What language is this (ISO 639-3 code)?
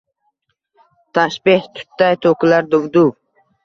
uzb